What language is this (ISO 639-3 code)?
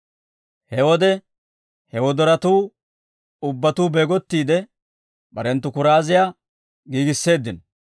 dwr